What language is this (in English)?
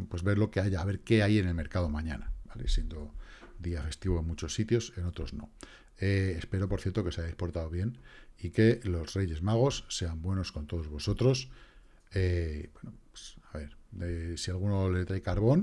Spanish